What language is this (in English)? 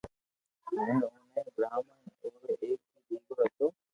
Loarki